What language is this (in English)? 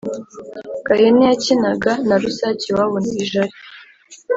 Kinyarwanda